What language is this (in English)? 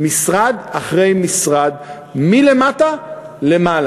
Hebrew